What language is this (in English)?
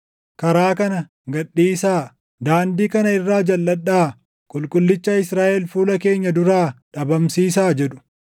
Oromo